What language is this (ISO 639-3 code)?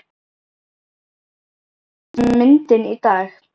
isl